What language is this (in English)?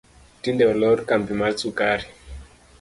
Luo (Kenya and Tanzania)